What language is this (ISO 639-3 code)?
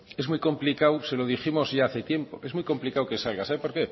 spa